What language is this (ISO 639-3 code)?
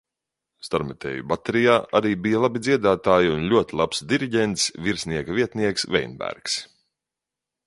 lav